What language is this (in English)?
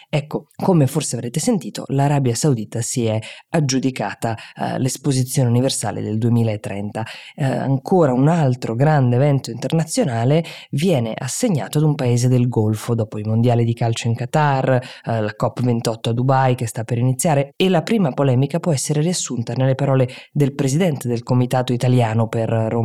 Italian